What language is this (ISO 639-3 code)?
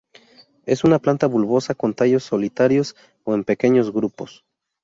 spa